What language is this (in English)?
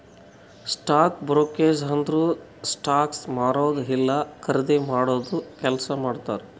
Kannada